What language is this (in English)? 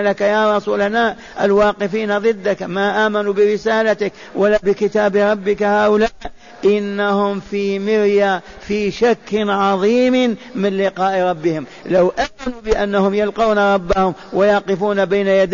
Arabic